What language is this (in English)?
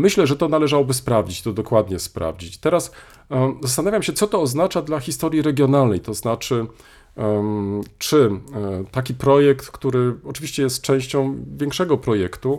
Polish